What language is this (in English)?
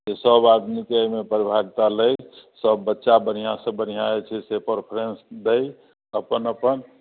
Maithili